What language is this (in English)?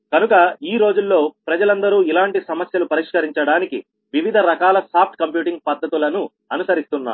Telugu